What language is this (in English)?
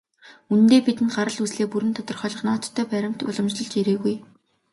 Mongolian